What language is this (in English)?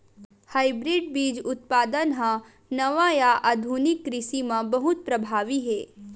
Chhattisgarhi